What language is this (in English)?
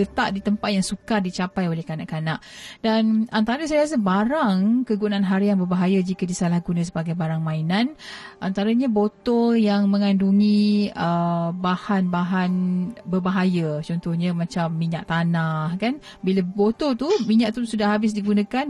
Malay